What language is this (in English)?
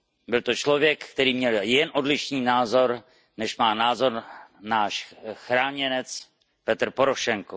Czech